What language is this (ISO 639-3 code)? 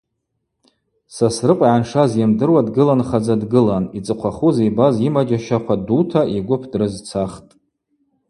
abq